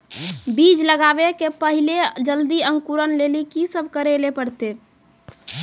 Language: Maithili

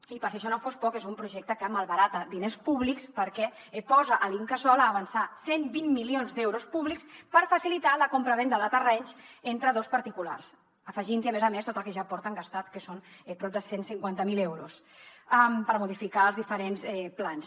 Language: Catalan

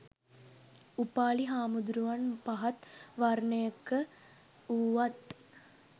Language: Sinhala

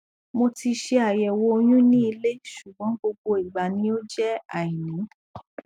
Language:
Yoruba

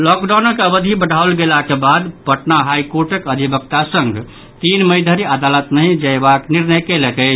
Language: Maithili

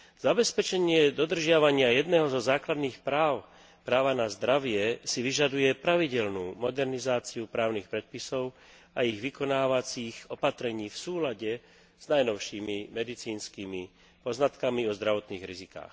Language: Slovak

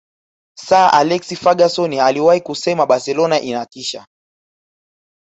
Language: Swahili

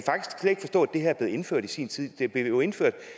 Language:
Danish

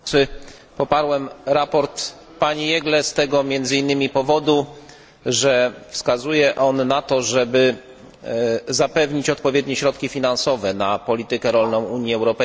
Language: Polish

